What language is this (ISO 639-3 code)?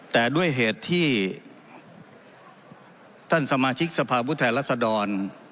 tha